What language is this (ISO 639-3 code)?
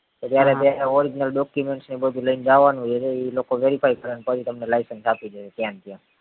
guj